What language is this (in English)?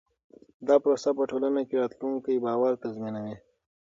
Pashto